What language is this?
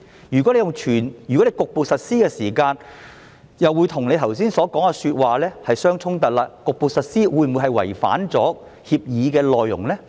Cantonese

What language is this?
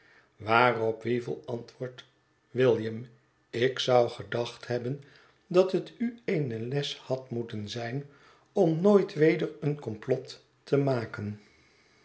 Dutch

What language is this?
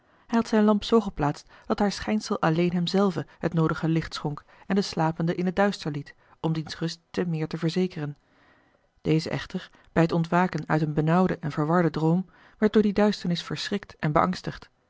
Dutch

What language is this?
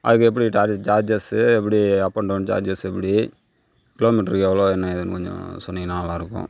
Tamil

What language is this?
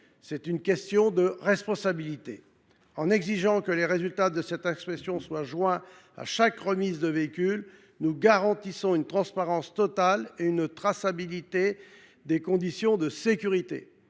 French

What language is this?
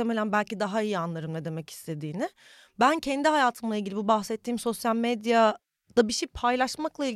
Turkish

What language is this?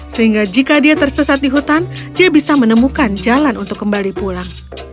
Indonesian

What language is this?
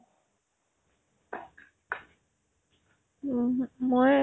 Assamese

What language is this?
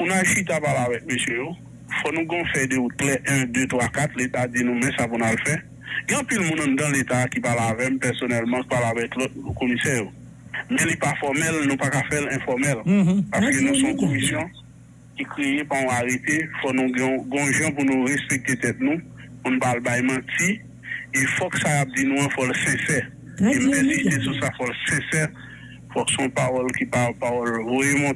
French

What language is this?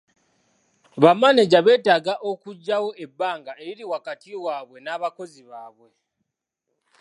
Ganda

